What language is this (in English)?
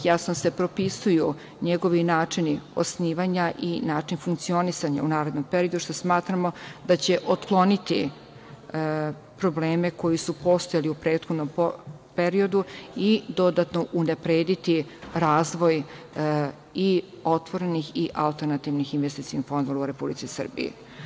Serbian